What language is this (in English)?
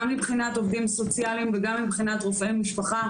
Hebrew